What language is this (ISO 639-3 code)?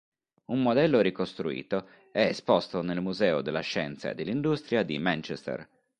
ita